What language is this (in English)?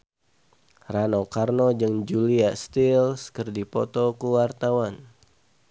Sundanese